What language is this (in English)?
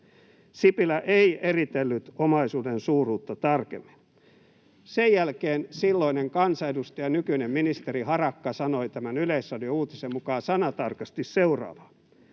Finnish